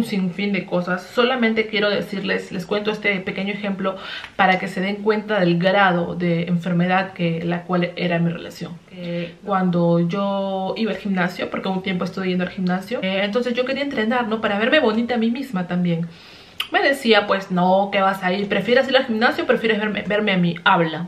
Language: Spanish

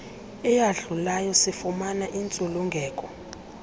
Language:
Xhosa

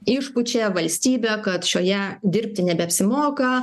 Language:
Lithuanian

